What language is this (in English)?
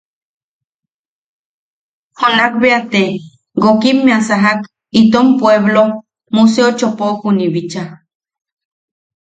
Yaqui